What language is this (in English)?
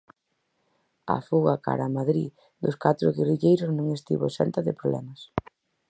Galician